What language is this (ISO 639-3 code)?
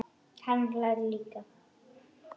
isl